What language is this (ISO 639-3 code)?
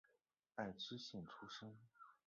zho